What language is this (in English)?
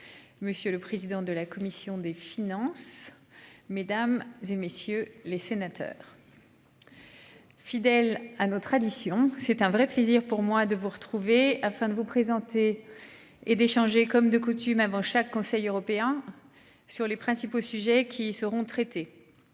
French